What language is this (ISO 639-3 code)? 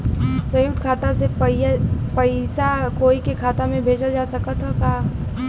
bho